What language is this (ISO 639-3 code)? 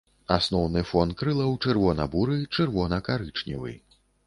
bel